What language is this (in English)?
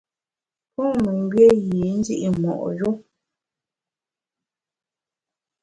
Bamun